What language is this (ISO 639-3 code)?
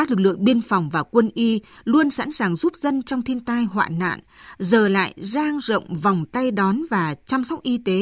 vie